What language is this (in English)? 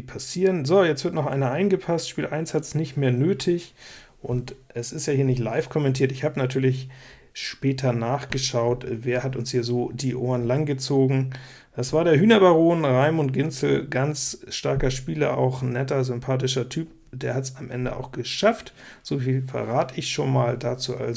German